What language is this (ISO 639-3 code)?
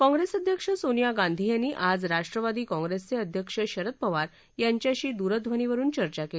mar